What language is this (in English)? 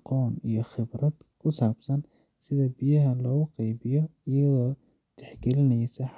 Somali